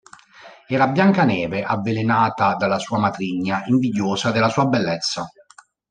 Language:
Italian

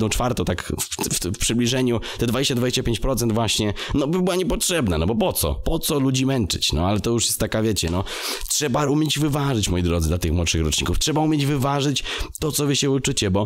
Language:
Polish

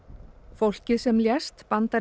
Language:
Icelandic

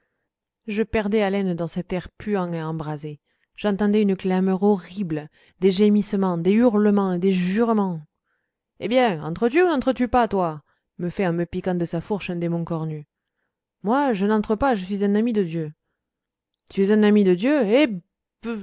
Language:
French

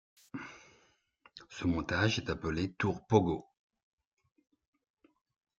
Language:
French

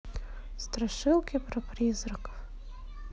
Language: Russian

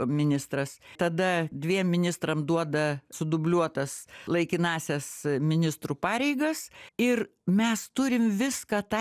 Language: Lithuanian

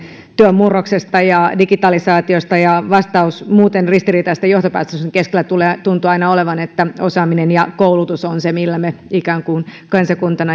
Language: Finnish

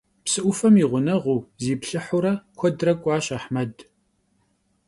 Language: Kabardian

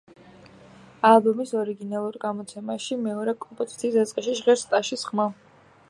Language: Georgian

